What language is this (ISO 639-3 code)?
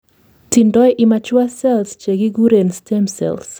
kln